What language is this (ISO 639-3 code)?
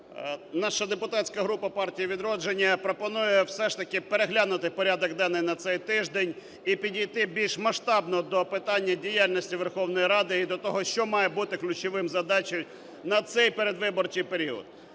ukr